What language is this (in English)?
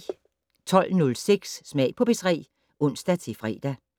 Danish